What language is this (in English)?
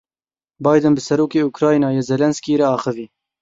Kurdish